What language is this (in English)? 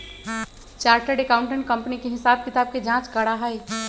Magahi